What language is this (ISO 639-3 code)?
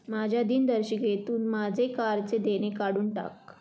mar